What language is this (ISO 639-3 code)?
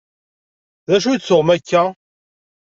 kab